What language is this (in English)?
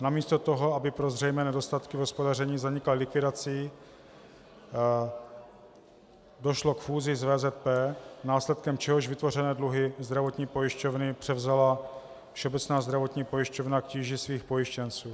Czech